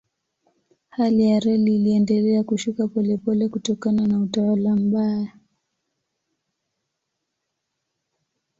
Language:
Swahili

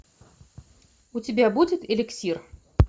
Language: Russian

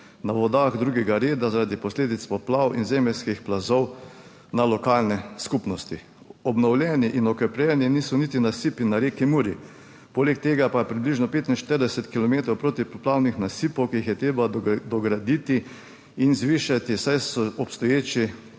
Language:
Slovenian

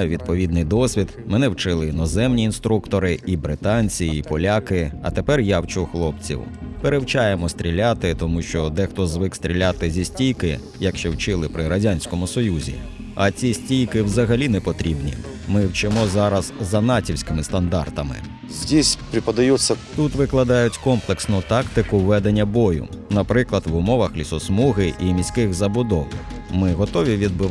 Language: Ukrainian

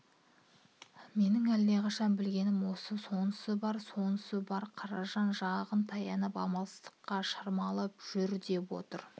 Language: Kazakh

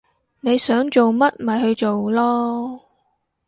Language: Cantonese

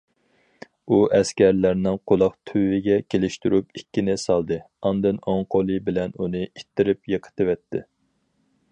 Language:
Uyghur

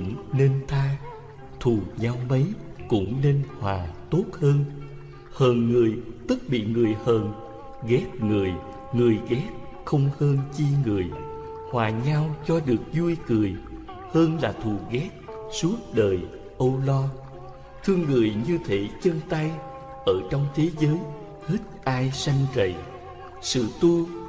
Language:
Vietnamese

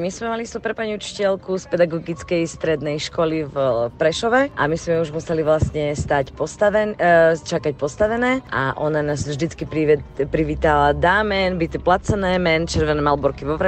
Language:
Slovak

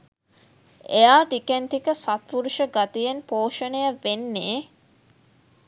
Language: Sinhala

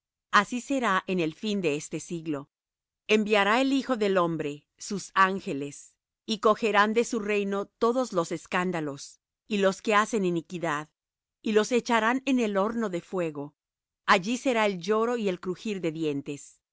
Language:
Spanish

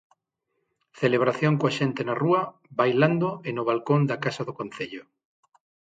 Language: Galician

